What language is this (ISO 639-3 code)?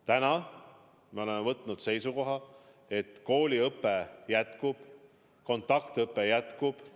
est